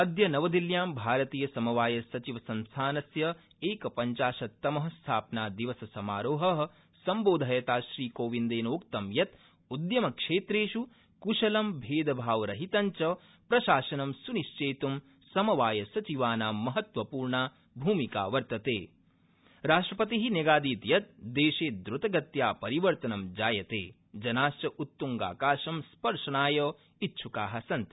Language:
Sanskrit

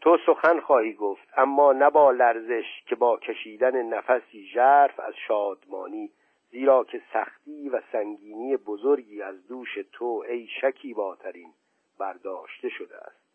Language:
Persian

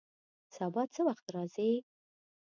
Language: Pashto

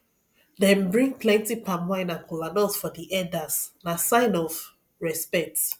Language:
Nigerian Pidgin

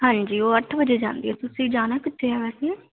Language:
Punjabi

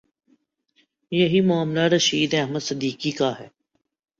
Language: Urdu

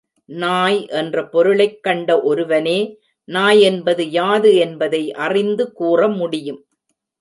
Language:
Tamil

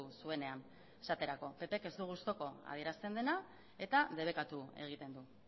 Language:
Basque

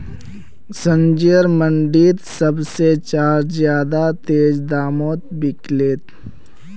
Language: Magahi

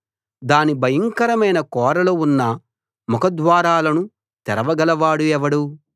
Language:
Telugu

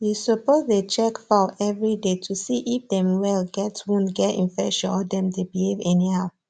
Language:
Nigerian Pidgin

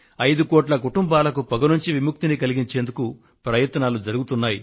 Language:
Telugu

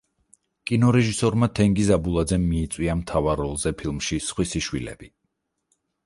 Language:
Georgian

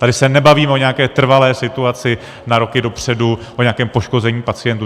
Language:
Czech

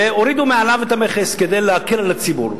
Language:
Hebrew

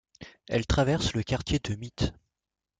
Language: French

